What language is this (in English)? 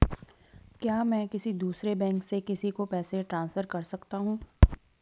Hindi